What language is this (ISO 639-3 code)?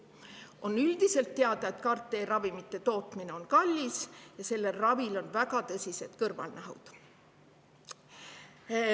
est